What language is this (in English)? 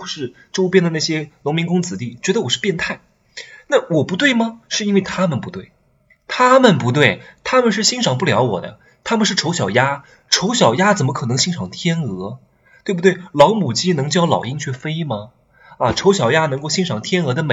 Chinese